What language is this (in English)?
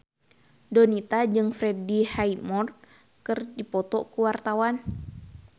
Sundanese